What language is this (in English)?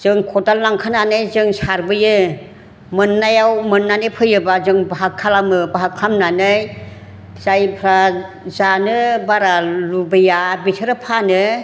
Bodo